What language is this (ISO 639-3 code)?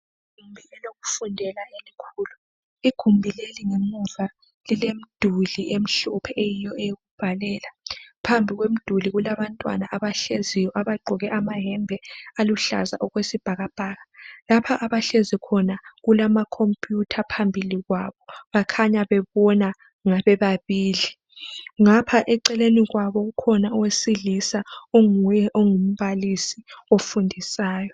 nde